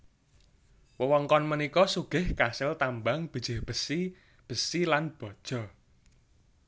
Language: Javanese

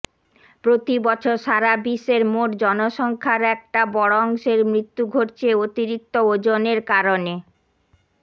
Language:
Bangla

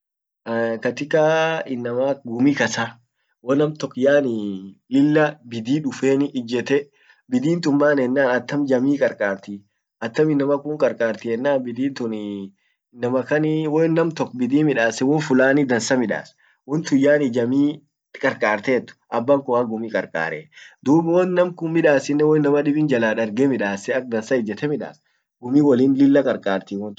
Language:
Orma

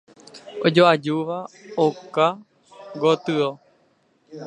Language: Guarani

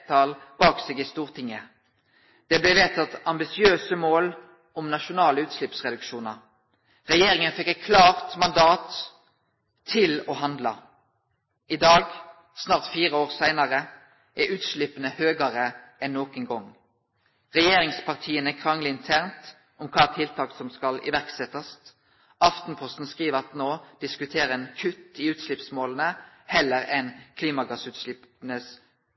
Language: Norwegian Nynorsk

